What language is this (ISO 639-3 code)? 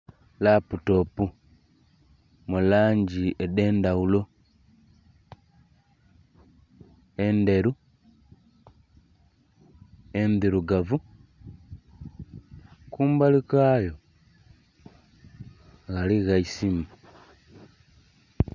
xog